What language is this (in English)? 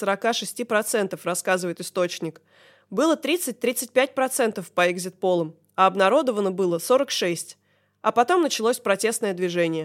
Russian